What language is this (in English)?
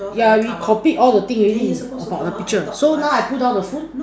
English